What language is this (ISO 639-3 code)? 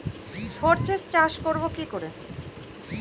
ben